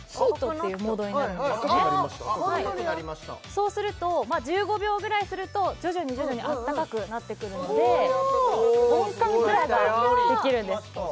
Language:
Japanese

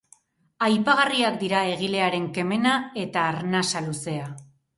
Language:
Basque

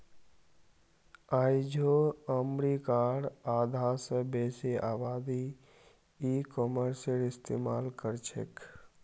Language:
Magahi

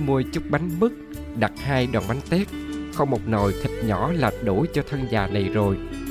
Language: Vietnamese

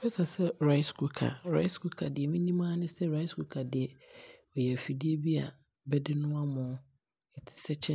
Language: Abron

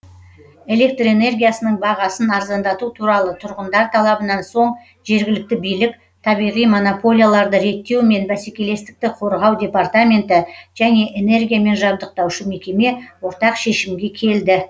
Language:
Kazakh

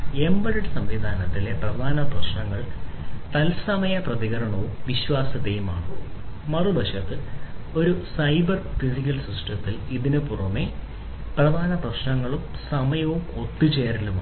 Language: Malayalam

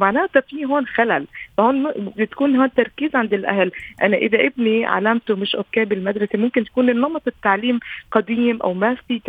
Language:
Arabic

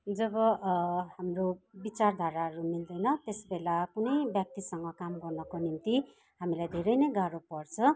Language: Nepali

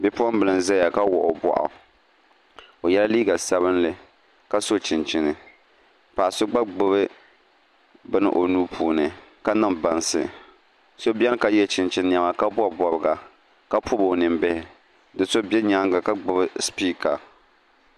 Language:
Dagbani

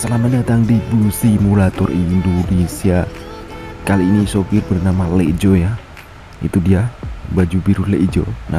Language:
Indonesian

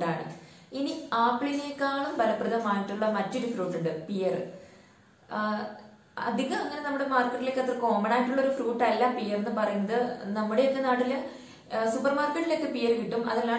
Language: Turkish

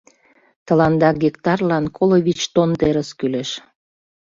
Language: Mari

